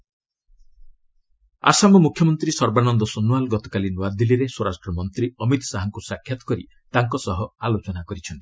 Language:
Odia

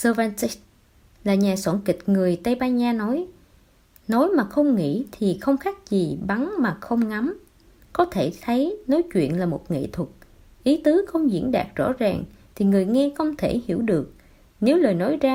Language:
Vietnamese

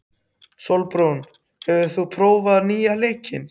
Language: Icelandic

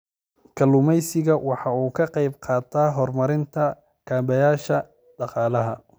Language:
Somali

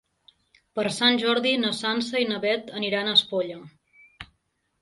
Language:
Catalan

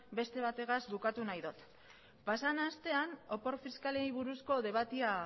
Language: Basque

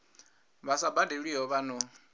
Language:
Venda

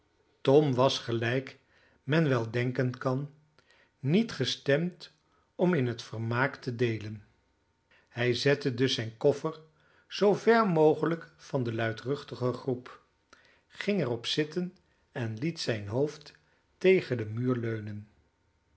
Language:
Dutch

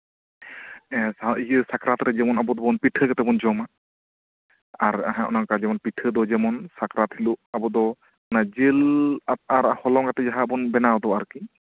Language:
Santali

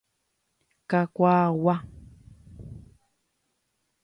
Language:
Guarani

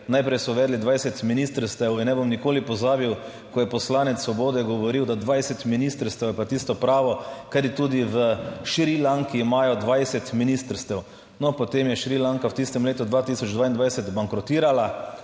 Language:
Slovenian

